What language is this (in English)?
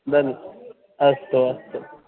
Sanskrit